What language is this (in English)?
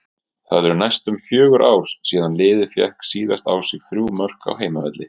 Icelandic